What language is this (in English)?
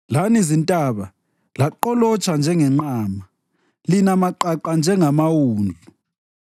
North Ndebele